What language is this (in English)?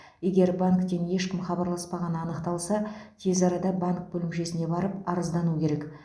Kazakh